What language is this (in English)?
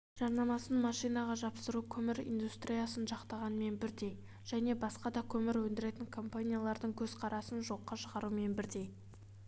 Kazakh